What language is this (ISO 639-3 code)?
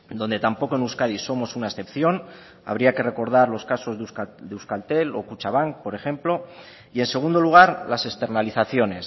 spa